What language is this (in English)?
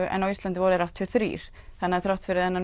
Icelandic